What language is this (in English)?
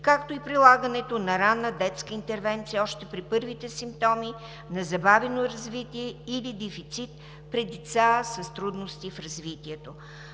Bulgarian